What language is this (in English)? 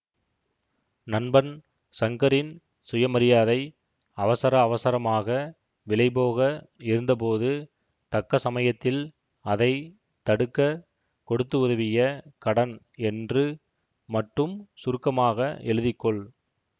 Tamil